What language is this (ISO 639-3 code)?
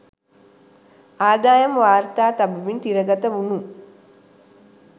sin